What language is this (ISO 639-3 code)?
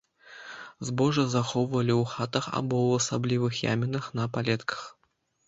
bel